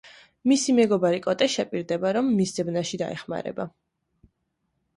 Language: Georgian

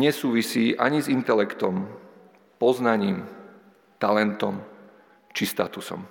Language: Slovak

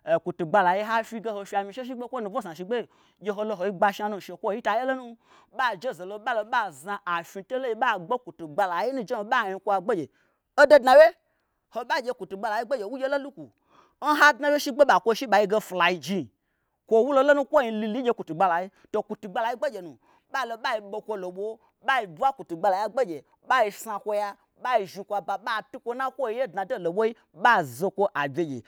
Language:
Gbagyi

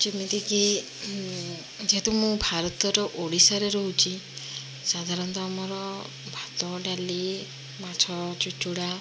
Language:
Odia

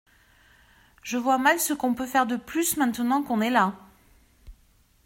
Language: French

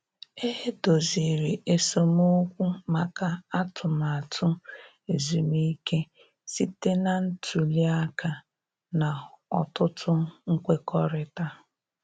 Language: Igbo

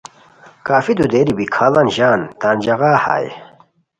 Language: Khowar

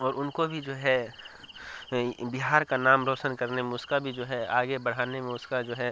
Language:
Urdu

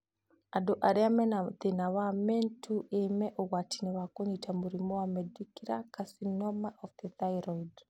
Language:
Kikuyu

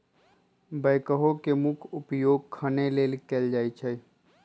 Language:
Magahi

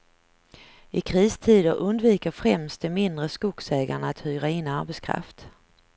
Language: Swedish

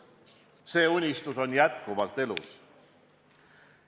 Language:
Estonian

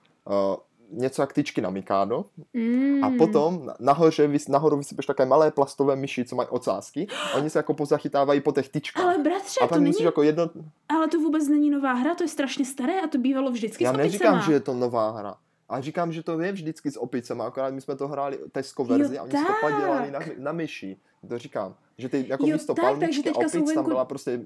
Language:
Czech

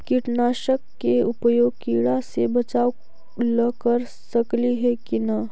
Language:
Magahi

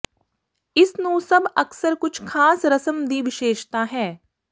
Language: Punjabi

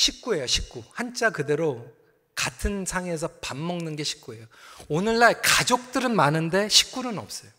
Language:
Korean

